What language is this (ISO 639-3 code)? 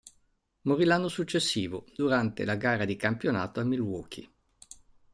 ita